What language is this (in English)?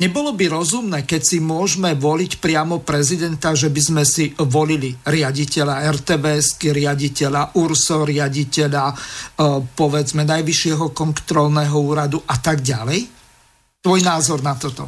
Slovak